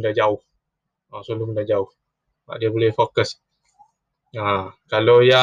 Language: Malay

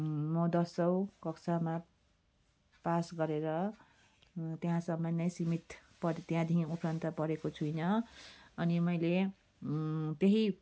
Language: Nepali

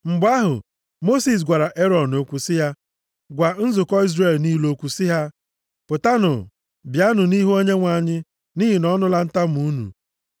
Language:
Igbo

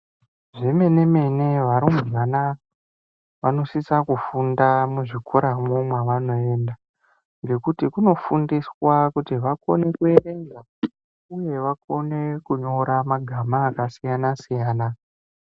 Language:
Ndau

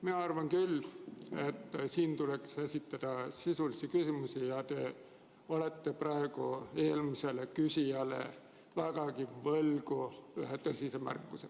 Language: Estonian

